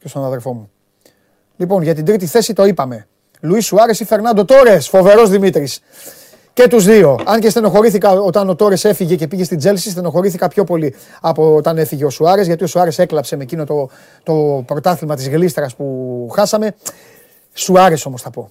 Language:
Greek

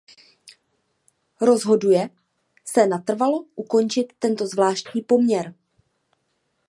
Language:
Czech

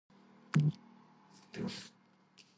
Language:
Georgian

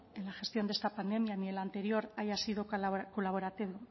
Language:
Spanish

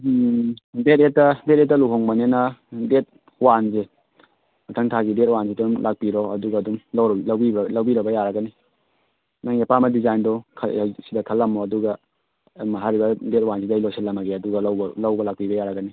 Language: Manipuri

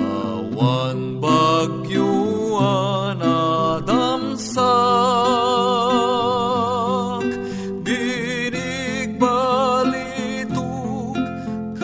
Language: Filipino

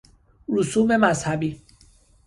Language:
Persian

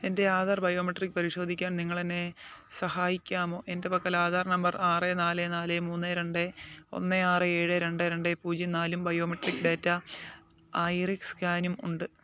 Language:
Malayalam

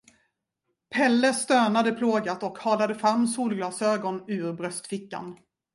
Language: Swedish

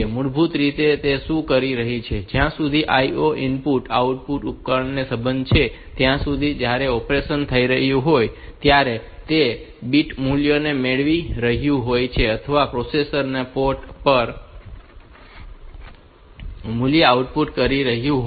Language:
Gujarati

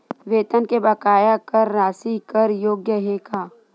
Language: Chhattisgarhi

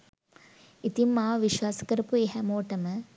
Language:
Sinhala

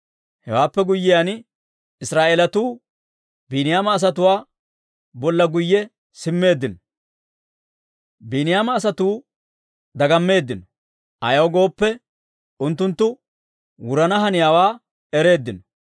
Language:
Dawro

